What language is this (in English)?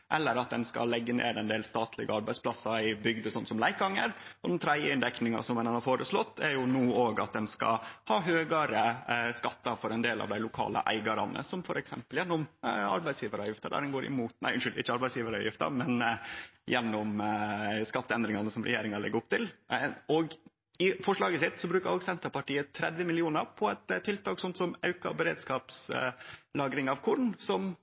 Norwegian Nynorsk